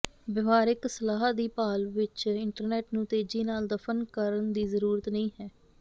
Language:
Punjabi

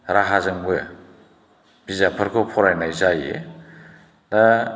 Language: Bodo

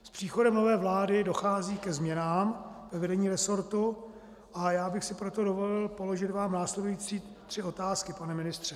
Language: Czech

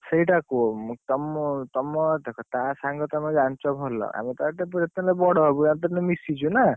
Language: Odia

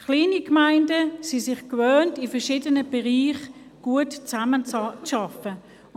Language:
Swiss German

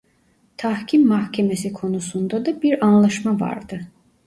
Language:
Turkish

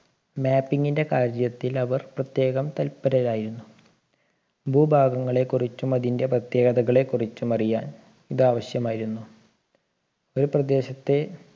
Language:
Malayalam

